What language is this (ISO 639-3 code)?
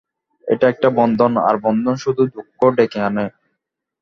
ben